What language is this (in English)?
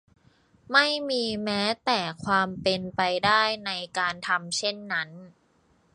Thai